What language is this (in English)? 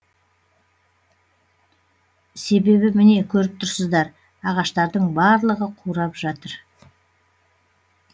Kazakh